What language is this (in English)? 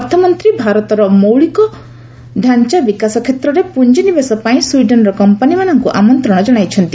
Odia